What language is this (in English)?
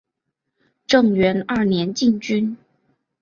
Chinese